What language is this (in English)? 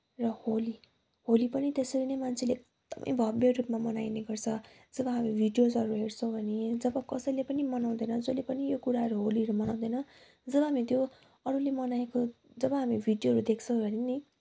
Nepali